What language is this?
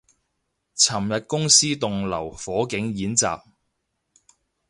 Cantonese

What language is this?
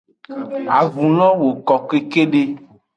Aja (Benin)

